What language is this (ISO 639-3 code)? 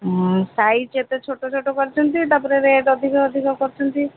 ori